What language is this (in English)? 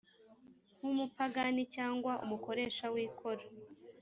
Kinyarwanda